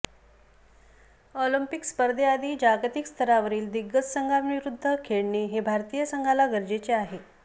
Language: Marathi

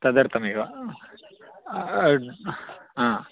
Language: Sanskrit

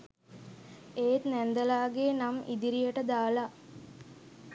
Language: Sinhala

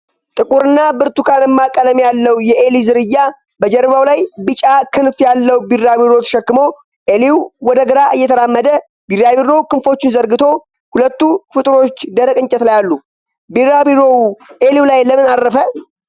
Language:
Amharic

